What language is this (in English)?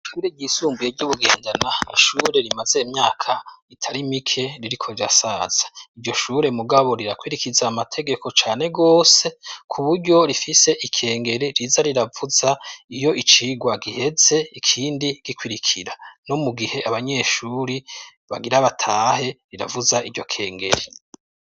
Rundi